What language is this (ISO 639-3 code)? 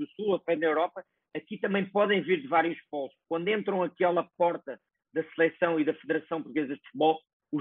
por